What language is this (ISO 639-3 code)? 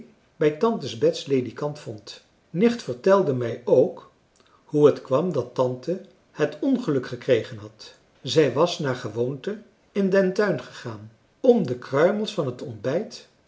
nld